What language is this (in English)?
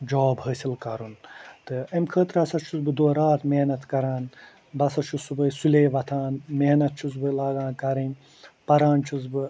Kashmiri